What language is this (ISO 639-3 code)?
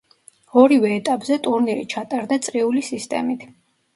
kat